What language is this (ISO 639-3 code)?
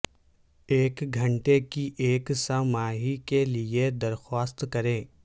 urd